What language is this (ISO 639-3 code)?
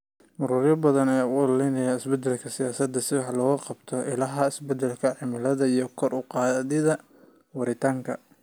som